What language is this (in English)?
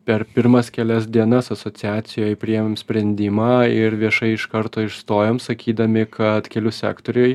Lithuanian